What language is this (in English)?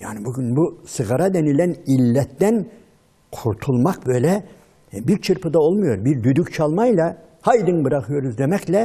Turkish